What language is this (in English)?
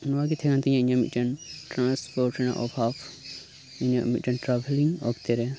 Santali